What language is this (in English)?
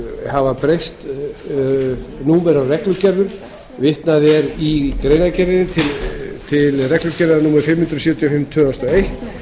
Icelandic